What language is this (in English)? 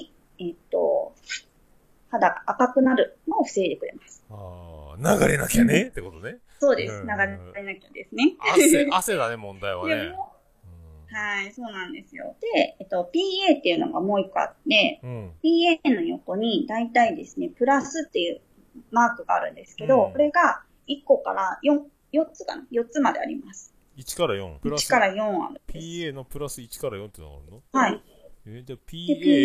Japanese